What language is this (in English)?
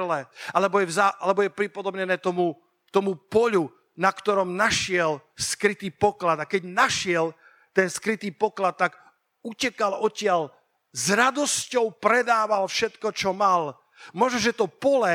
Slovak